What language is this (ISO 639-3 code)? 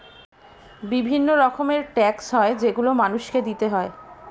ben